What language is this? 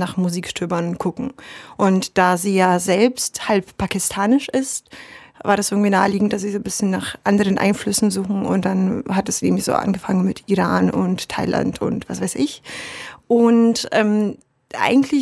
German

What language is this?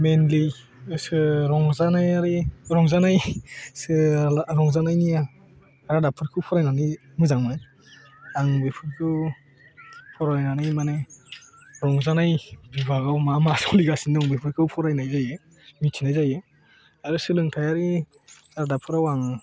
Bodo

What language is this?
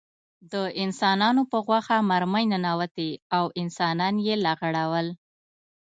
Pashto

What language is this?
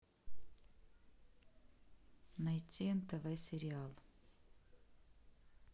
Russian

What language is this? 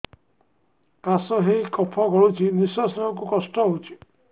Odia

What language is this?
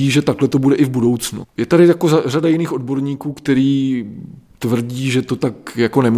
Czech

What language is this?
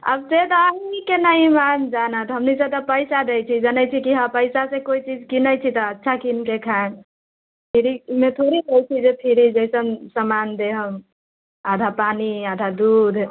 Maithili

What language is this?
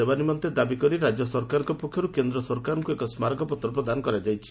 Odia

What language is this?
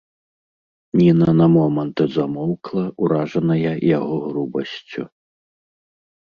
Belarusian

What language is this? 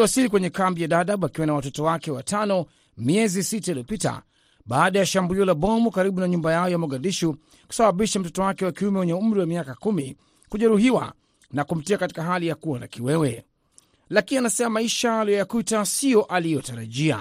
Swahili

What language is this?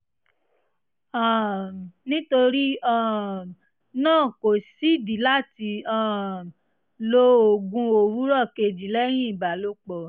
Yoruba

